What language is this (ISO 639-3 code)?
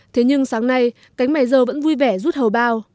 vie